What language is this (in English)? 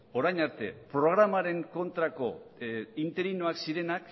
Basque